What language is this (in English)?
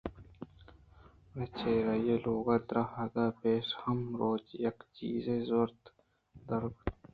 Eastern Balochi